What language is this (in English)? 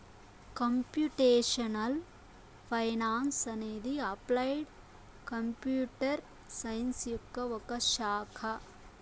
Telugu